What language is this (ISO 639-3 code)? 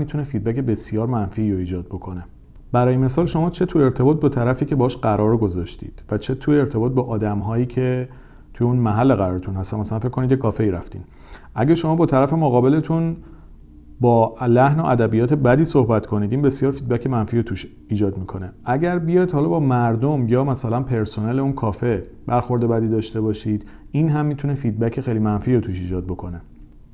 fas